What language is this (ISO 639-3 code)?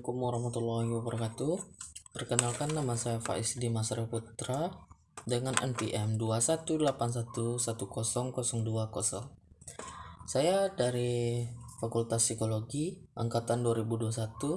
ind